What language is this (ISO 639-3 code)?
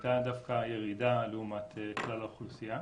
heb